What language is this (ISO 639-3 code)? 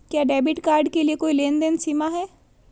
hin